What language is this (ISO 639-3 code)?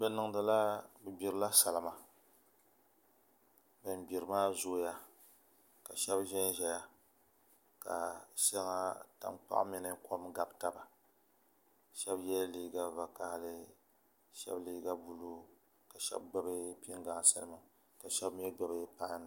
dag